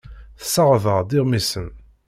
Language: Kabyle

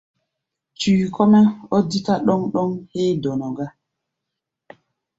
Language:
Gbaya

